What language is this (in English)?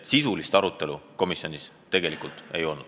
Estonian